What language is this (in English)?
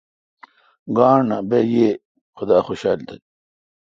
Kalkoti